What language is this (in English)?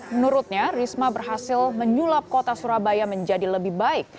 Indonesian